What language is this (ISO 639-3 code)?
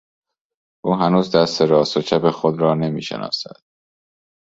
fas